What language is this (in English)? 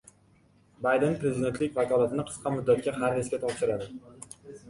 Uzbek